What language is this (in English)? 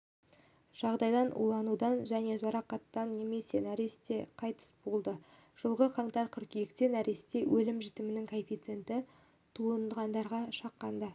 Kazakh